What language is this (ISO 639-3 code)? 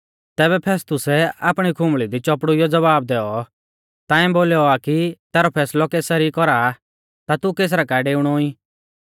bfz